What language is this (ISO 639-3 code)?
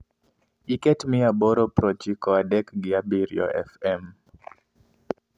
luo